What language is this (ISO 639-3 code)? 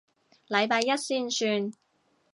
yue